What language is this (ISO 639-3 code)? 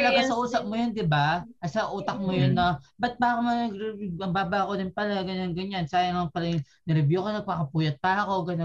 fil